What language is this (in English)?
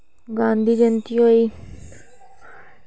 Dogri